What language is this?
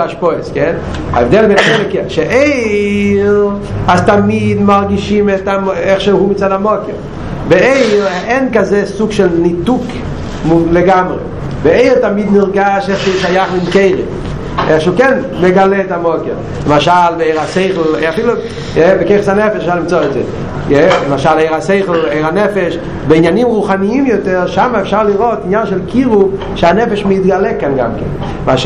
Hebrew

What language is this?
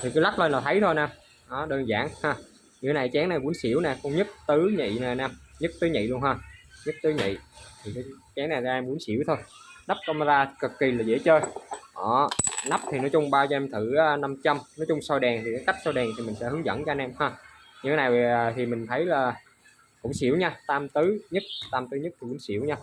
Vietnamese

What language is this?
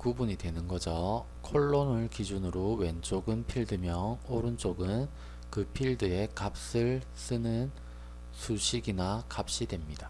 Korean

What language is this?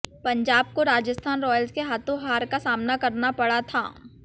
Hindi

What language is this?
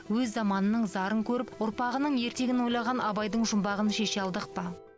Kazakh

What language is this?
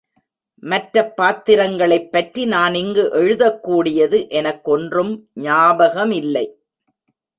Tamil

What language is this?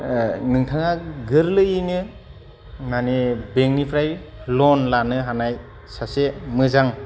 Bodo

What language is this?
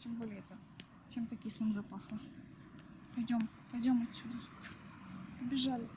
Russian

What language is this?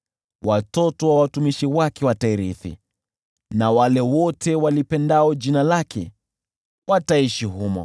Swahili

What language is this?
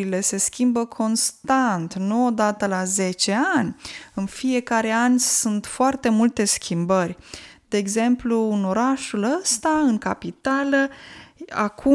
Romanian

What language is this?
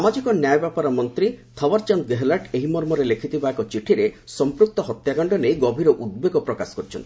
Odia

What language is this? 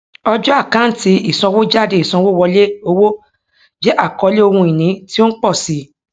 Yoruba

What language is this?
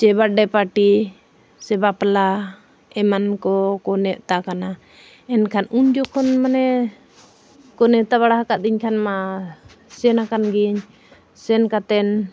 Santali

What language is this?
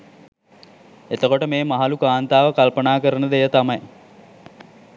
Sinhala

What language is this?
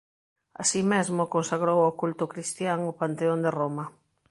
Galician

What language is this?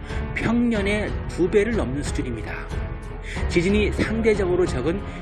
Korean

